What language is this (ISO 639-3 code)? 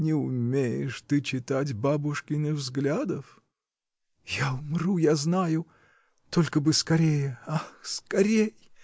rus